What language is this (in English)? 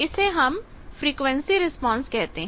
Hindi